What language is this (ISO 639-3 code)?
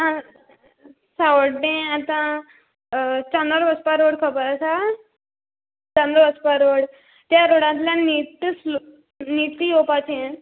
kok